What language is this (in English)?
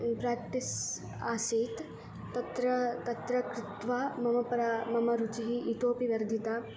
Sanskrit